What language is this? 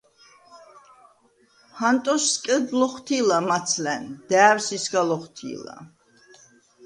Svan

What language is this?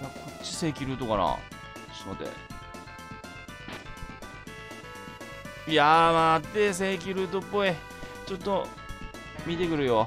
Japanese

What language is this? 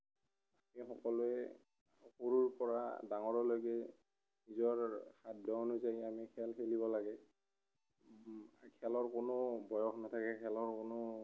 Assamese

